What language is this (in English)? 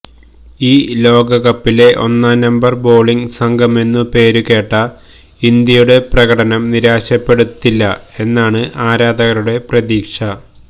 Malayalam